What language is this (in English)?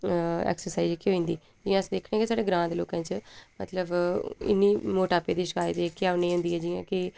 Dogri